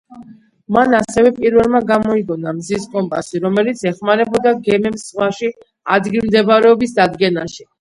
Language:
Georgian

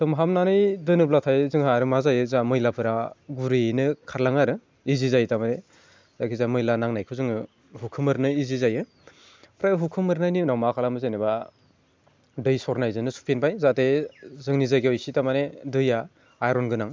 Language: Bodo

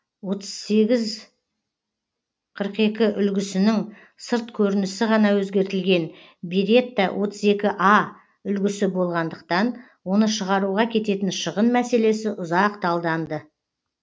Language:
Kazakh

